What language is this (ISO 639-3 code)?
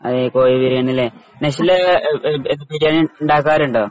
mal